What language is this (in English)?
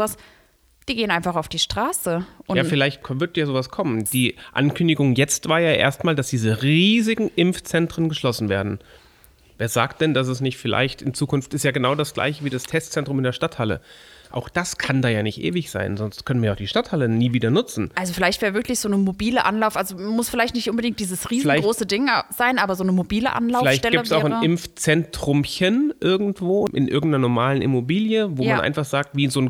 German